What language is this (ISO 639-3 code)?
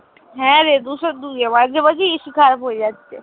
ben